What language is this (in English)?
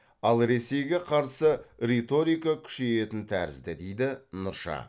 Kazakh